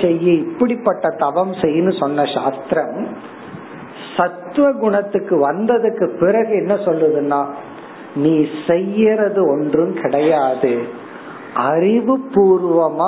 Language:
Tamil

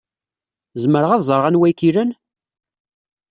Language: Kabyle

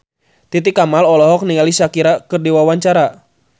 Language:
Sundanese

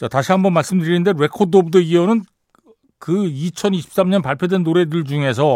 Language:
Korean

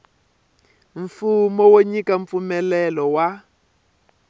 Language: Tsonga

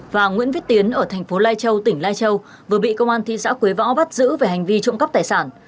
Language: Vietnamese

